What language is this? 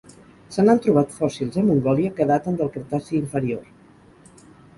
Catalan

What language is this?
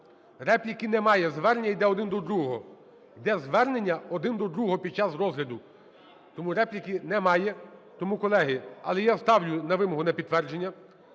Ukrainian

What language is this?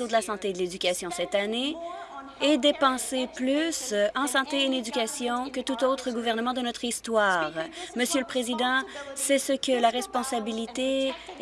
French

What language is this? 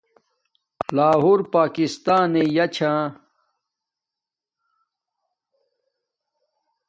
Domaaki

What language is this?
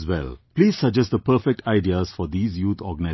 English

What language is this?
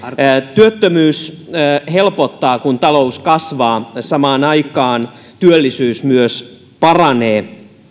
Finnish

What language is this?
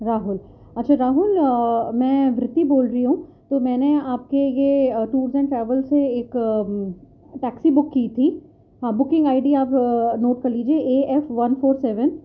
Urdu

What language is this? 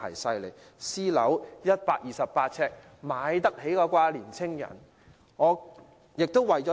Cantonese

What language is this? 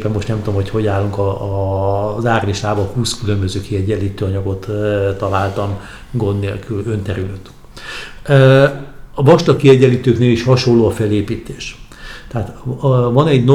Hungarian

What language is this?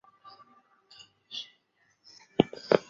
Chinese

